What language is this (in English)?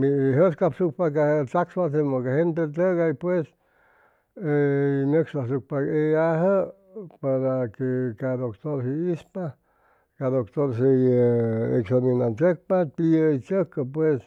Chimalapa Zoque